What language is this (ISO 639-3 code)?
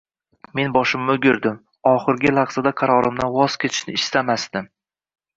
uzb